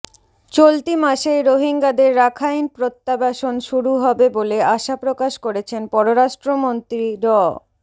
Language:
Bangla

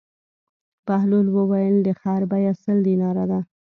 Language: Pashto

